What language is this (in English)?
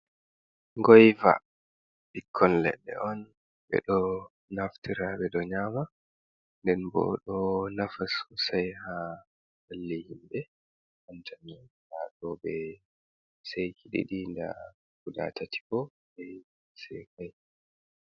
Fula